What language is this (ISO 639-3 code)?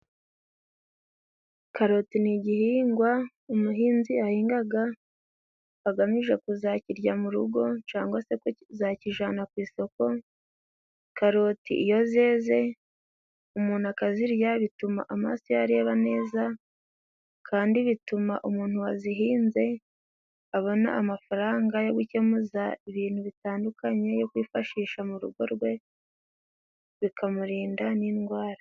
kin